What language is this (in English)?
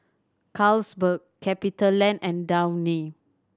English